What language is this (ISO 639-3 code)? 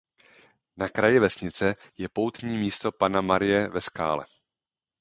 ces